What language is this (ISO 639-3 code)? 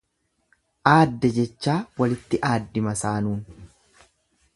orm